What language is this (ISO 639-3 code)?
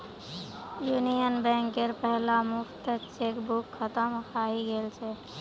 mag